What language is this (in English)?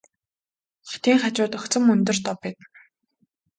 Mongolian